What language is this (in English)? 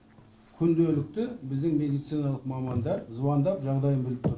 Kazakh